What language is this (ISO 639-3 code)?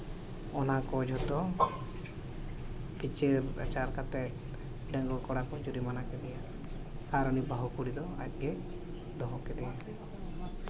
sat